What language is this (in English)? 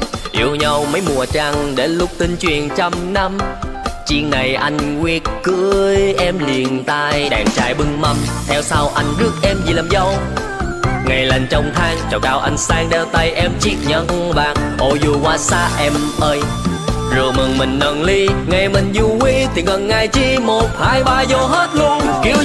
Vietnamese